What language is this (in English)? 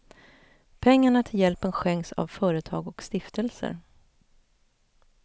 Swedish